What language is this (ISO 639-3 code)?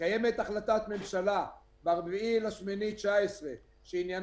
heb